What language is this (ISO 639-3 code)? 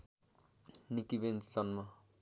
nep